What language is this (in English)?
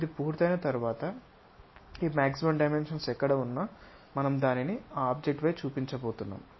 Telugu